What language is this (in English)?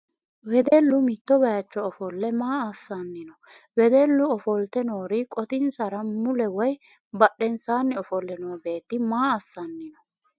Sidamo